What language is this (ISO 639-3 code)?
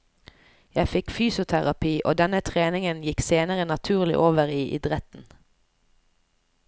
nor